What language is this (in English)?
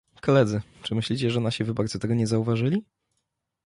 Polish